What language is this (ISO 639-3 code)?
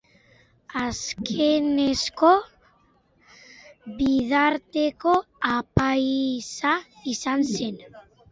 eus